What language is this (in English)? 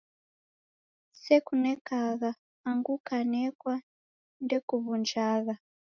Taita